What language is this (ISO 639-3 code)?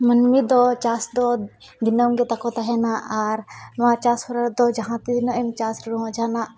sat